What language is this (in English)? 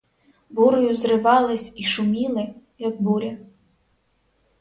Ukrainian